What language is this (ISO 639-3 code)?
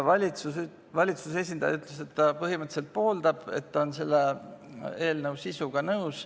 est